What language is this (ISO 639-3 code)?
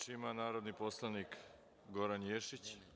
srp